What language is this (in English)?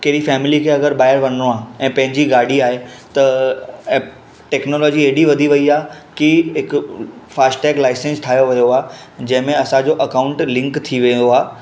Sindhi